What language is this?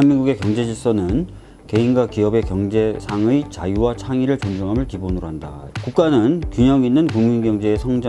Korean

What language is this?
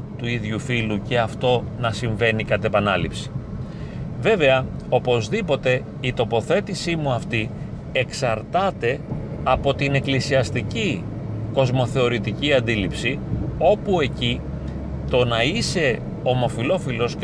Greek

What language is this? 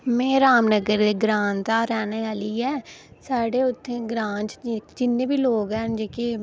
Dogri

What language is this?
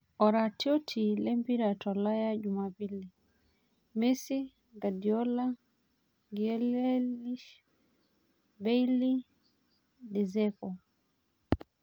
Masai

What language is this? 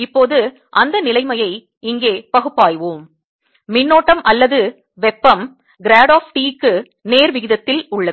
Tamil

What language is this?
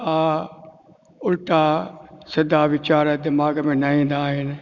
Sindhi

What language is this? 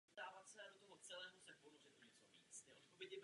Czech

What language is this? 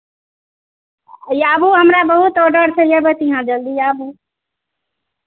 Maithili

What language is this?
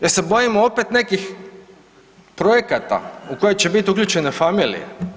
Croatian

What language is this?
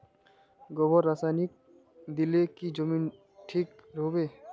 Magahi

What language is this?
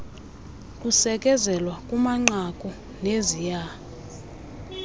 Xhosa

